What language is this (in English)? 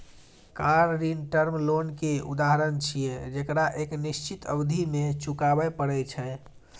Maithili